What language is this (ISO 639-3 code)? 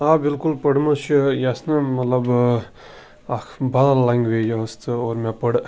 kas